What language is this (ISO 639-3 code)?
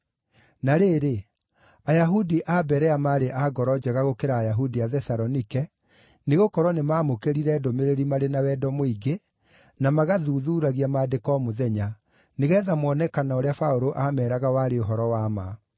kik